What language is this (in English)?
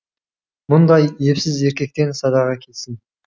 Kazakh